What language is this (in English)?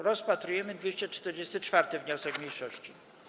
Polish